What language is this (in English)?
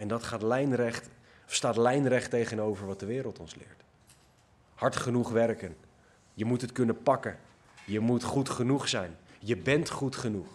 Dutch